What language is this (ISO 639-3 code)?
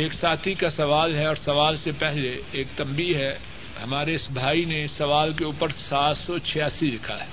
urd